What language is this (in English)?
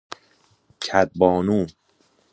Persian